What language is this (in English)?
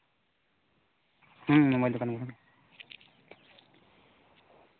Santali